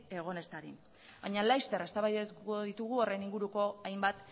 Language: Basque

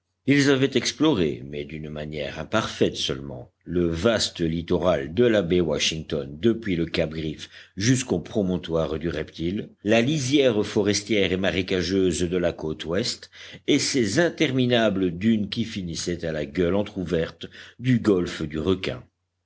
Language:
French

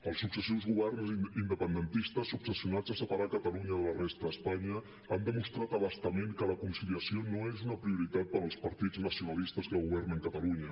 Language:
Catalan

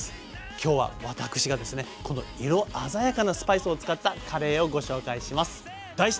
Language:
Japanese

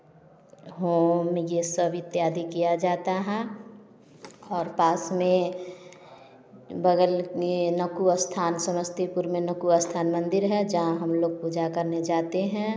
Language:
Hindi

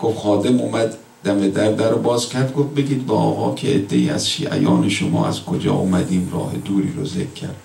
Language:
Persian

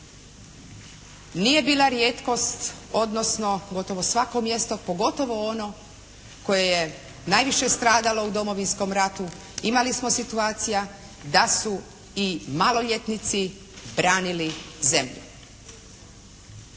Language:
Croatian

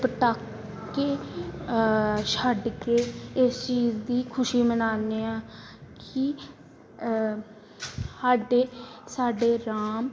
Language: Punjabi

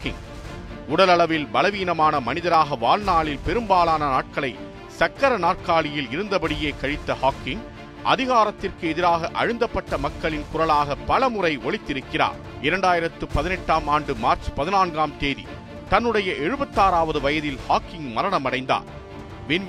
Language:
Tamil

